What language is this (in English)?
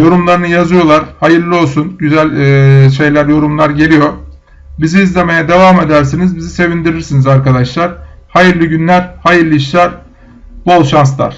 Turkish